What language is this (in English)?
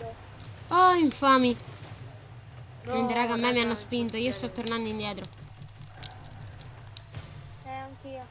Italian